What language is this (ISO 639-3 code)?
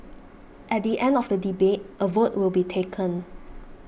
eng